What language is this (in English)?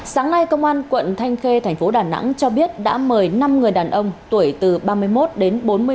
Vietnamese